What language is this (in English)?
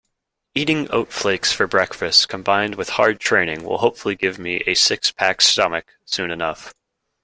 English